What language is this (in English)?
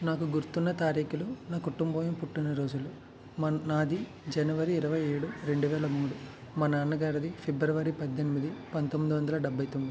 Telugu